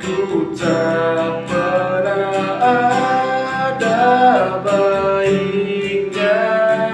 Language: Indonesian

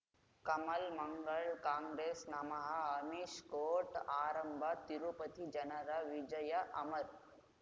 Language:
Kannada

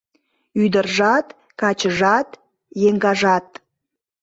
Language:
Mari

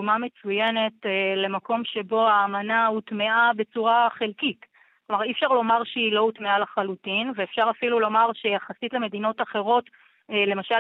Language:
Hebrew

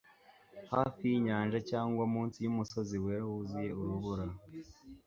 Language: Kinyarwanda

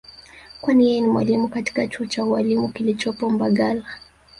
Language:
Swahili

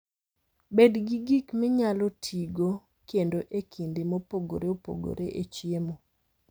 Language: Luo (Kenya and Tanzania)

